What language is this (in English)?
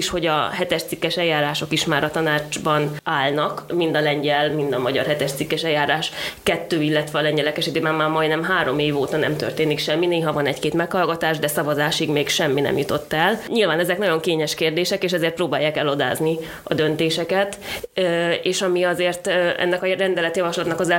Hungarian